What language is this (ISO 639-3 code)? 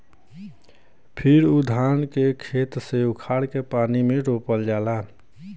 bho